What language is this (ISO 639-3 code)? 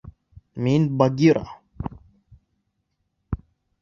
bak